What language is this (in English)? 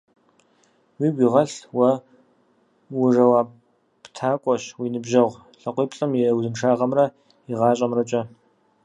Kabardian